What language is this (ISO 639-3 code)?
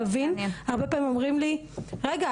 heb